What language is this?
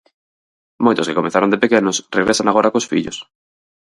Galician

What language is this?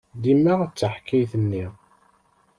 Kabyle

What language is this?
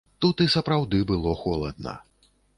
Belarusian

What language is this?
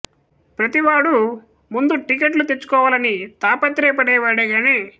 Telugu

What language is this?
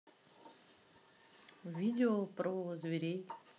Russian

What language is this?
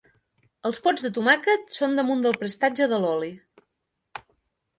Catalan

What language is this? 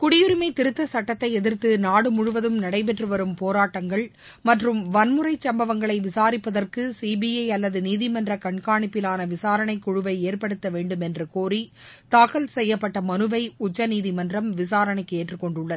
Tamil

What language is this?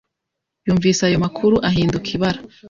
Kinyarwanda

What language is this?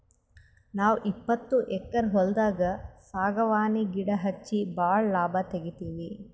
Kannada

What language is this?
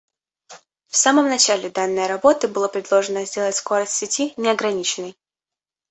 Russian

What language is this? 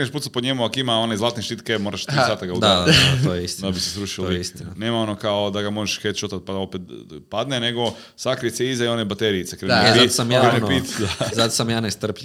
Croatian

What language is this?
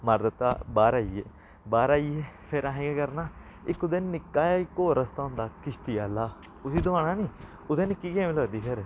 Dogri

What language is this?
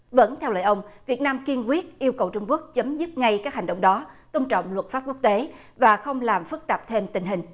Vietnamese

